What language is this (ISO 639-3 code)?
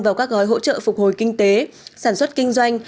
vie